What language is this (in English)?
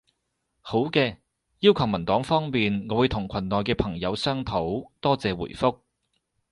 Cantonese